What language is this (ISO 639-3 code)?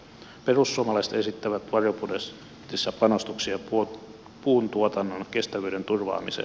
fin